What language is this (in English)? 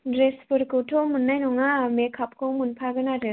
Bodo